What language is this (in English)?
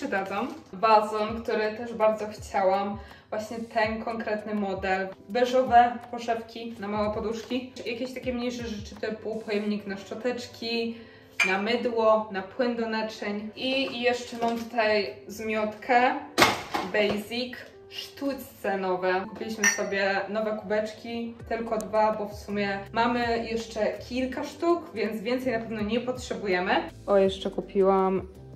Polish